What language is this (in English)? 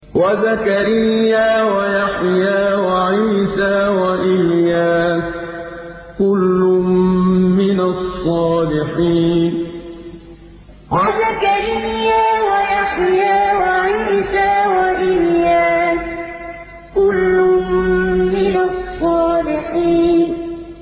Arabic